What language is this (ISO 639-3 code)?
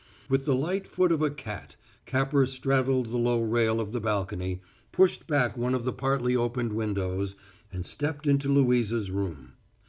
eng